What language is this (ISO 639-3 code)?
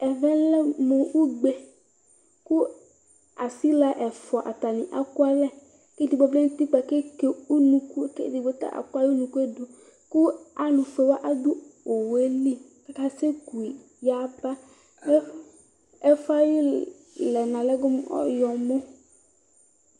kpo